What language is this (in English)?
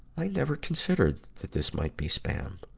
English